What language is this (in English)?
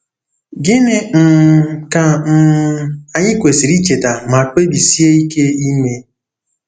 Igbo